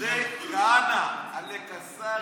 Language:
Hebrew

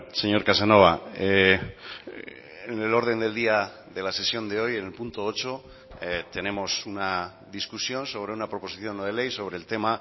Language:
Spanish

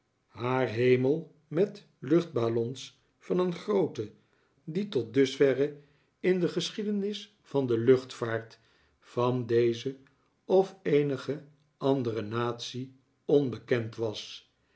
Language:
Dutch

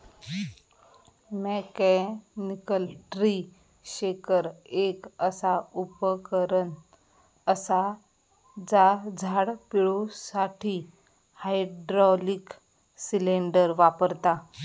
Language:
Marathi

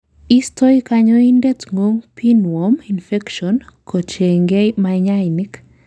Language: Kalenjin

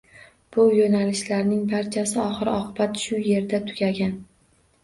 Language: Uzbek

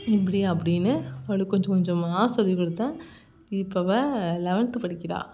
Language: Tamil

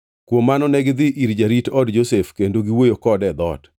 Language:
Luo (Kenya and Tanzania)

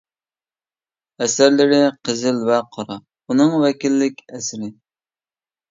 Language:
Uyghur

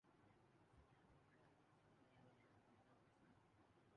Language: Urdu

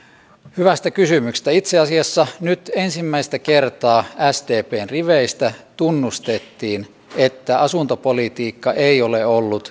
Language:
Finnish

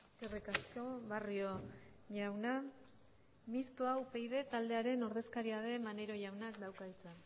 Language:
Basque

